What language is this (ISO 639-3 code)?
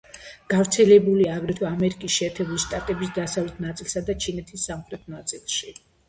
kat